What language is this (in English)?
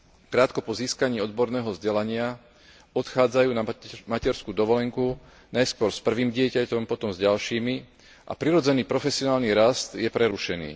Slovak